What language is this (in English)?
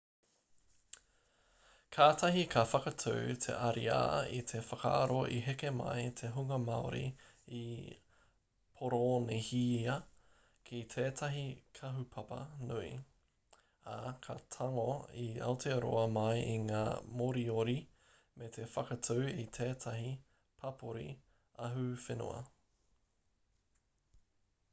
Māori